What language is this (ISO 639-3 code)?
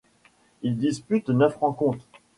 fra